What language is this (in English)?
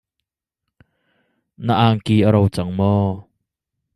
Hakha Chin